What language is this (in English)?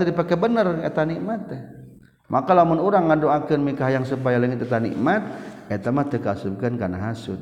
Malay